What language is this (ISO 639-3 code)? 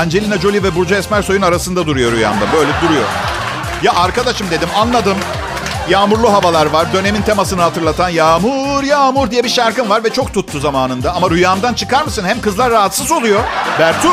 tur